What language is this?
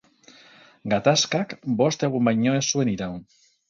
Basque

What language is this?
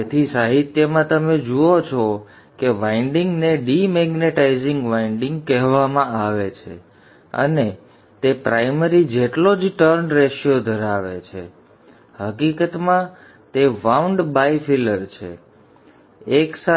Gujarati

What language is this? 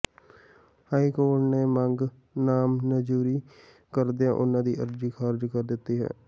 Punjabi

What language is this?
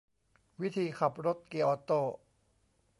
Thai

